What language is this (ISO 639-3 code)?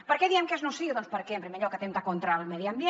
cat